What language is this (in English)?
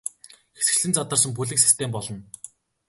Mongolian